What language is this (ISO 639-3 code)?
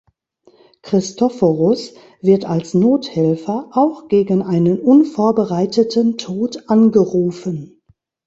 deu